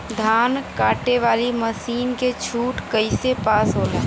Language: Bhojpuri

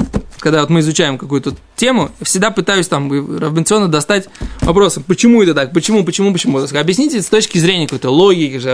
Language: Russian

